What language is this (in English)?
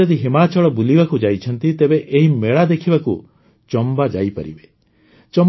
Odia